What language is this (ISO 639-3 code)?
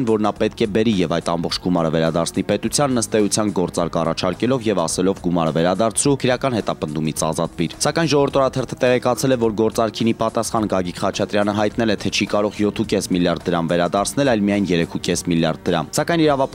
ron